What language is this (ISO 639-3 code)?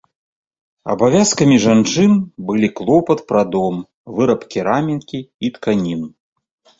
bel